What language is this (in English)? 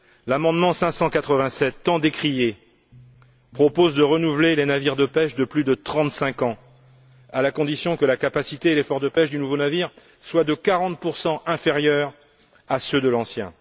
French